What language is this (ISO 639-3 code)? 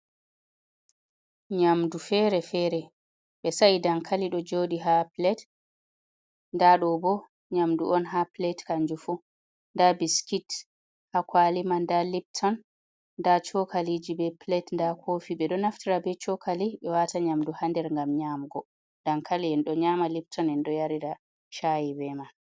ful